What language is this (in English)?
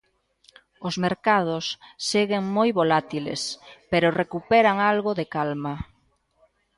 Galician